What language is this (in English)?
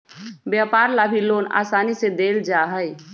Magahi